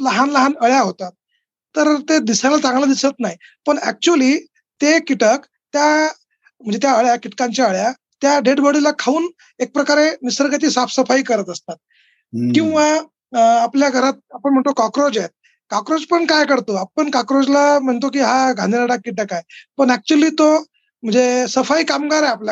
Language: Marathi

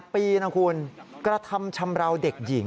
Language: Thai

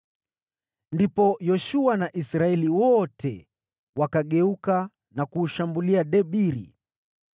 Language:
Swahili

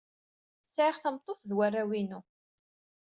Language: Kabyle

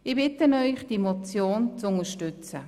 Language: Swiss German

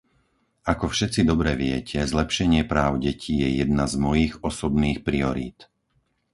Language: Slovak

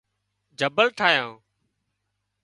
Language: Wadiyara Koli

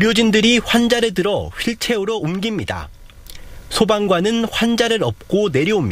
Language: Korean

